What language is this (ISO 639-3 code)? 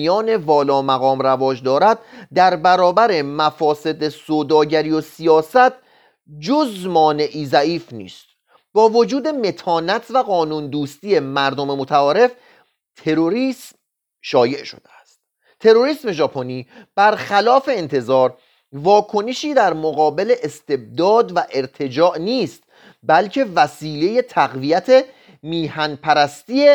fas